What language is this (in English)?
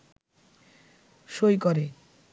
Bangla